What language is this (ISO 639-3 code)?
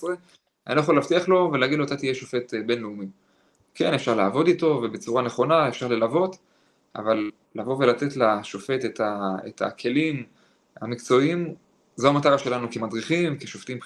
heb